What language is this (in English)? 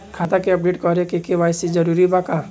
Bhojpuri